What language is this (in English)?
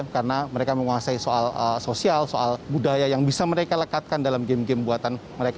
Indonesian